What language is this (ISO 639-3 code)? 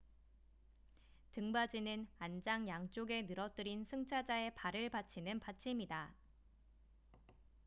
kor